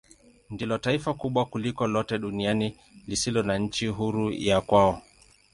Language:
Swahili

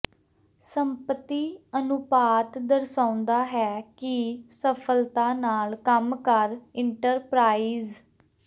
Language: Punjabi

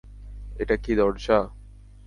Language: Bangla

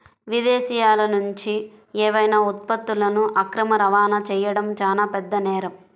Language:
Telugu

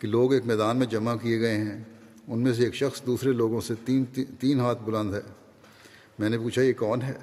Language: Urdu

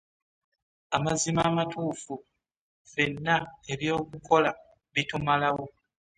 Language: Ganda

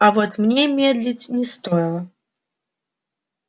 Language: Russian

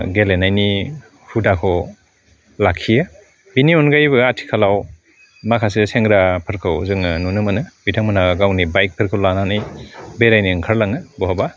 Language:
Bodo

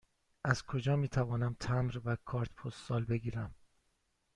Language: Persian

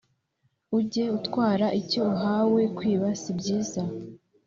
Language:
Kinyarwanda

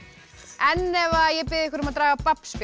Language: Icelandic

